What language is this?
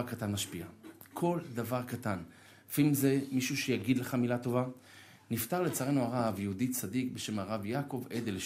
Hebrew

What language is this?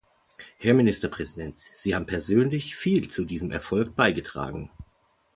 German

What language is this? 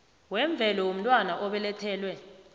South Ndebele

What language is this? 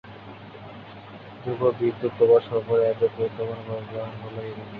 Bangla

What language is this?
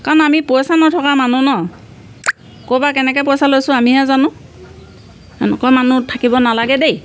Assamese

